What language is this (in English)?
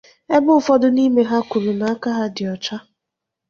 Igbo